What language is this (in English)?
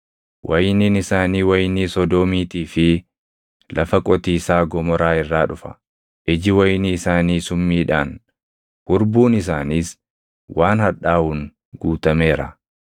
Oromo